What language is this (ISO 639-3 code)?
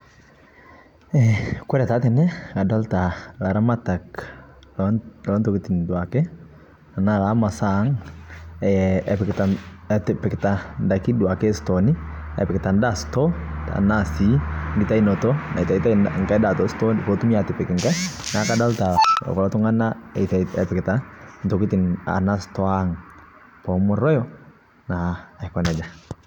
mas